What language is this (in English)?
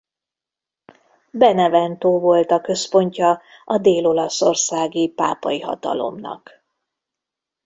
Hungarian